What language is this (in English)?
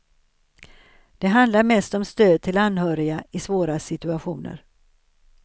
Swedish